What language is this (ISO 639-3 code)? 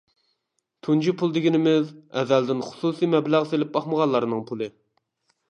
uig